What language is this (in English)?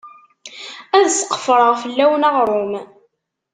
Kabyle